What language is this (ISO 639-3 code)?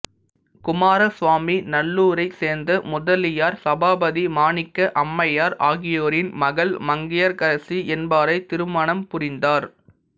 tam